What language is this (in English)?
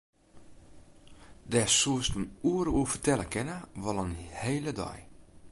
Western Frisian